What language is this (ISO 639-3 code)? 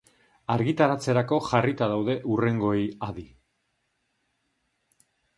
eus